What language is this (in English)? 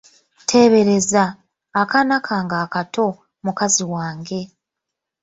Ganda